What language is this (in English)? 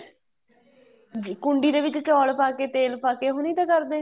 Punjabi